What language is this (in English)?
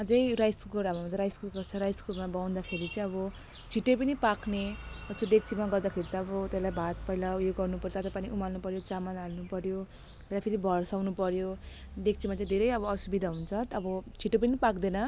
Nepali